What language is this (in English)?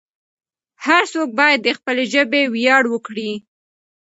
Pashto